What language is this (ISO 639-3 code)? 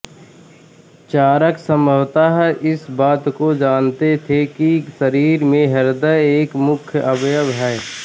hin